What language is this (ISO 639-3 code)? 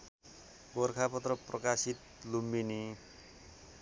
nep